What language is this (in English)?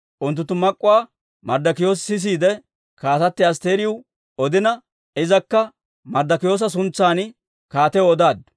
Dawro